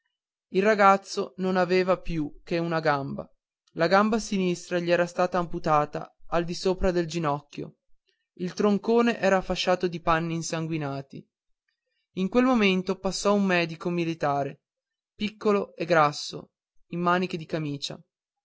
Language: Italian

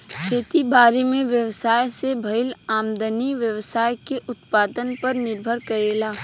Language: Bhojpuri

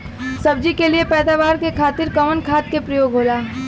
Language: Bhojpuri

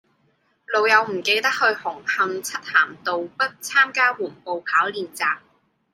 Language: Cantonese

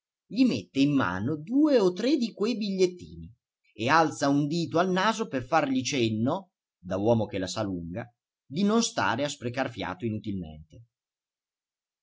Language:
Italian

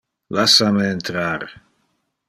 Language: Interlingua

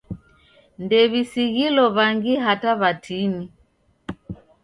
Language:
Taita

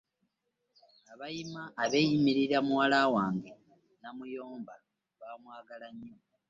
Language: Ganda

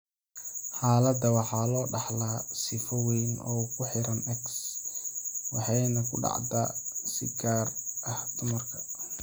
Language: Somali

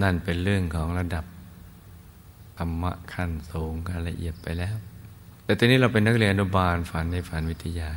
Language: Thai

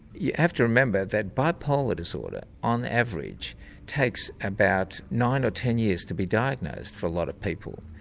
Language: English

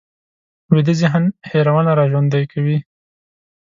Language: Pashto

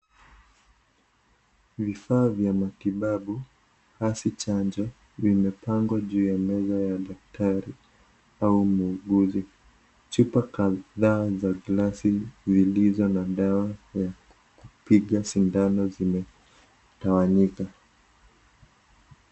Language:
Swahili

